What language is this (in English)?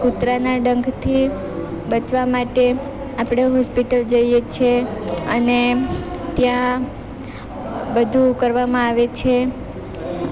Gujarati